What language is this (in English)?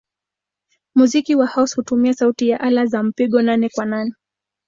Swahili